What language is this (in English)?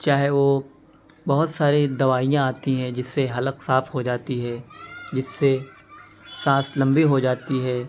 Urdu